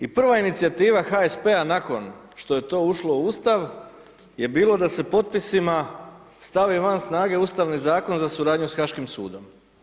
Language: Croatian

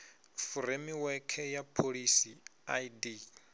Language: Venda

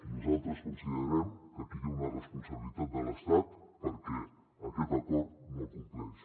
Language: Catalan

